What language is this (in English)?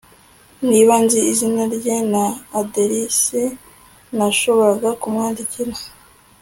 Kinyarwanda